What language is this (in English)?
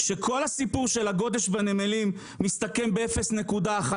Hebrew